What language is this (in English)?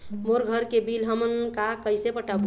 Chhattisgarhi